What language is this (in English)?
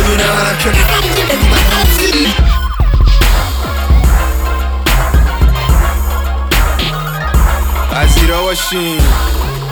Persian